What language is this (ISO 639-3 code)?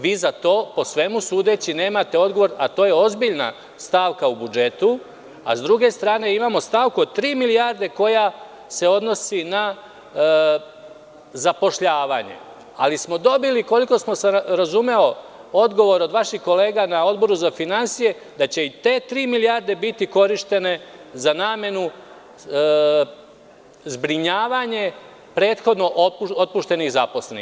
srp